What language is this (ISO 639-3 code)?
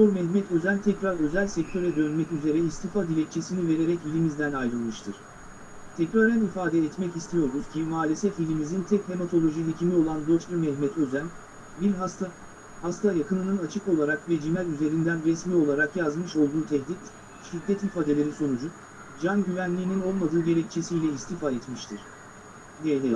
tur